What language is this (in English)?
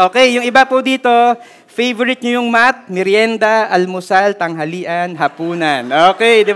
Filipino